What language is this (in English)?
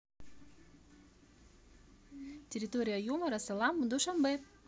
Russian